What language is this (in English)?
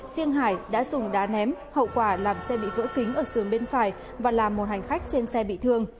Vietnamese